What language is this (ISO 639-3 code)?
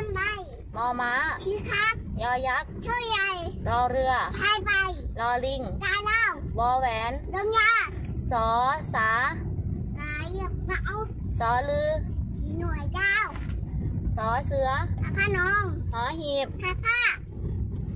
tha